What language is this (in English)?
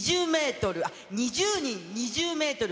Japanese